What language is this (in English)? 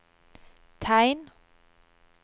Norwegian